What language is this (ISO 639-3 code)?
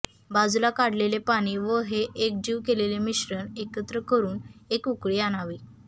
mar